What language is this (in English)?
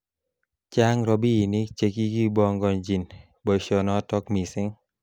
Kalenjin